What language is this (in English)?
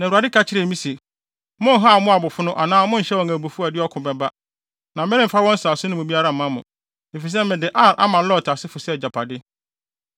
Akan